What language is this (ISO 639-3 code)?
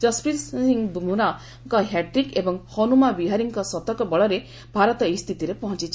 ori